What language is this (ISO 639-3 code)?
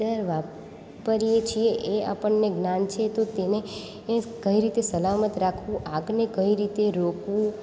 guj